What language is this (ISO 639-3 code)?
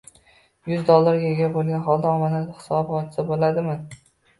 uzb